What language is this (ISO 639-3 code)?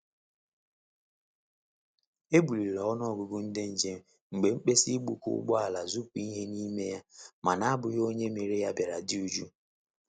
ibo